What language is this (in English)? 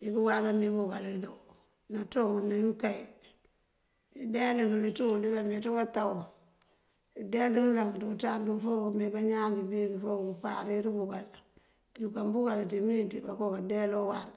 Mandjak